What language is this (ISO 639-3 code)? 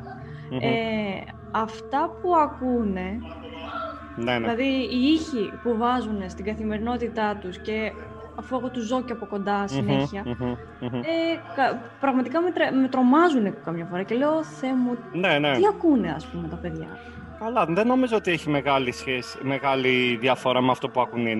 ell